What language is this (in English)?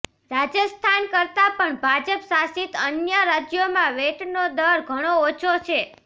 Gujarati